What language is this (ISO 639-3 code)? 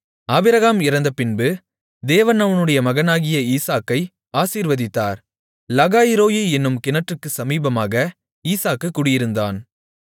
tam